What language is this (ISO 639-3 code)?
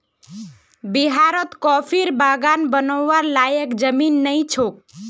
mag